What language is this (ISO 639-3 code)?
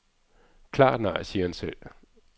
dan